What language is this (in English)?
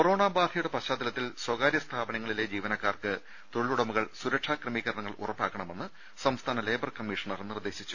Malayalam